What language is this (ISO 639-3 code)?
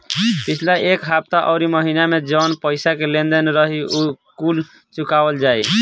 bho